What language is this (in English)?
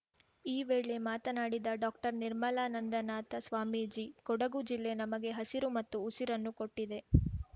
Kannada